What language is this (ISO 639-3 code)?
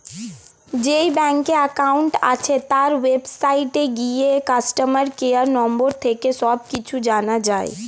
ben